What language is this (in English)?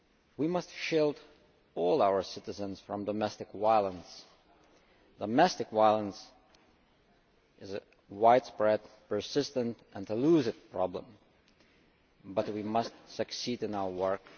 English